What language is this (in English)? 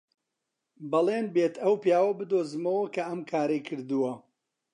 Central Kurdish